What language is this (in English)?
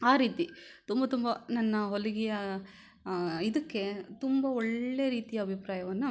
Kannada